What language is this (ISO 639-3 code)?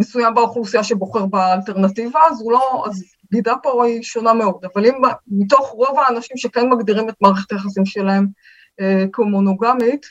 heb